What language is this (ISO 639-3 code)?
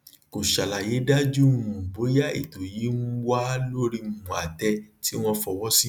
yor